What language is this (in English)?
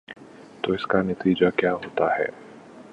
Urdu